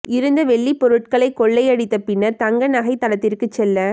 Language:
Tamil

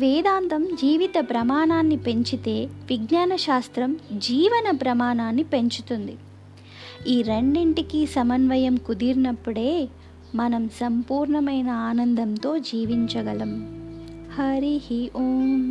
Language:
Telugu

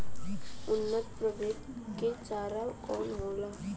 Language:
Bhojpuri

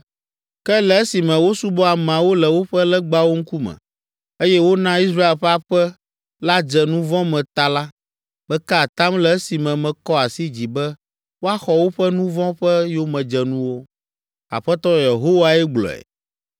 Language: Ewe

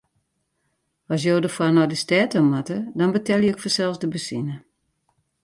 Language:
Western Frisian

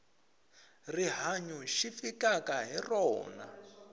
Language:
Tsonga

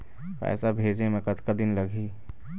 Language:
Chhattisgarhi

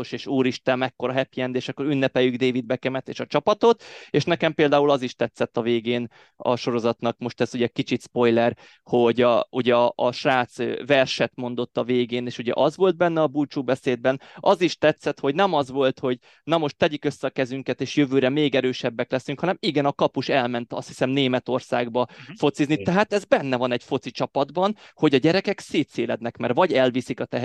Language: Hungarian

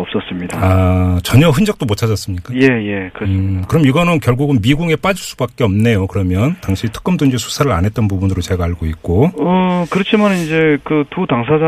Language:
Korean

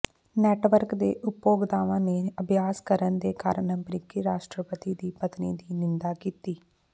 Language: Punjabi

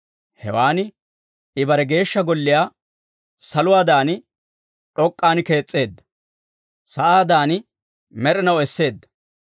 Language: Dawro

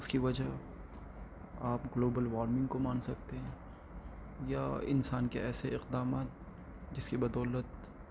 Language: Urdu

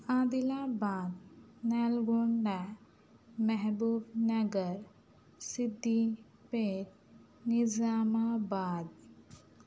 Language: Urdu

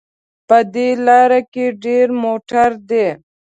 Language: Pashto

